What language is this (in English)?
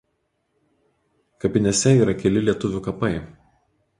Lithuanian